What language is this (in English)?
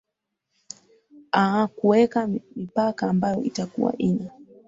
Swahili